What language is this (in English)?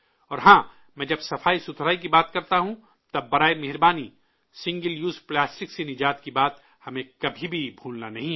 Urdu